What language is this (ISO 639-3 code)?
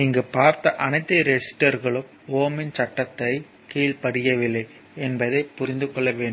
tam